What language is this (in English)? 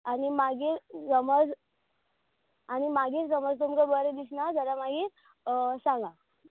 Konkani